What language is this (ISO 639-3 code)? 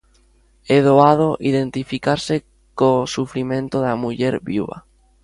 glg